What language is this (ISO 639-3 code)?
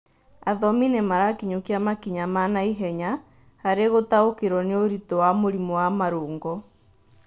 kik